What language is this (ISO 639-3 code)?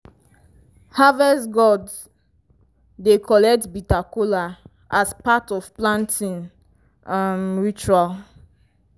pcm